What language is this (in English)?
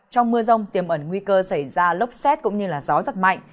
Vietnamese